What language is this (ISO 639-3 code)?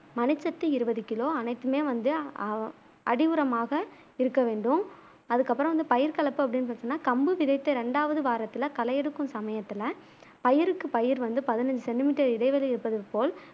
tam